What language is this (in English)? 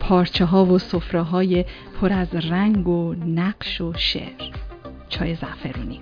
Persian